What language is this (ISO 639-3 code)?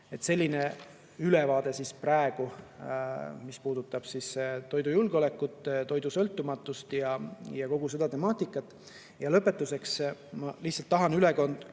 est